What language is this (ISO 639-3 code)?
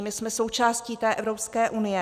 ces